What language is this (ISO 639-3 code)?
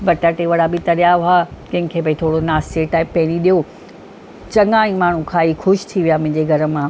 snd